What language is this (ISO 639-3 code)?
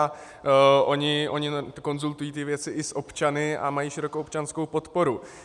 ces